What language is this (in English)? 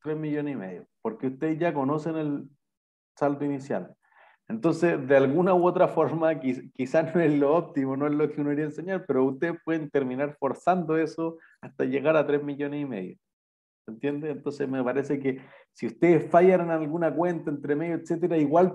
Spanish